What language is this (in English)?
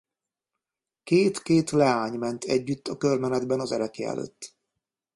Hungarian